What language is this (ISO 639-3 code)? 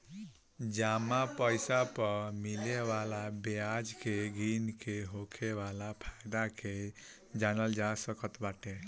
bho